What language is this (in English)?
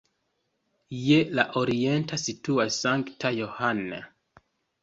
Esperanto